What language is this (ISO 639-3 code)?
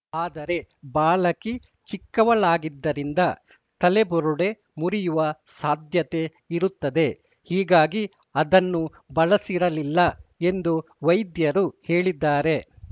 kan